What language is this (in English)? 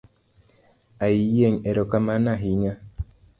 Luo (Kenya and Tanzania)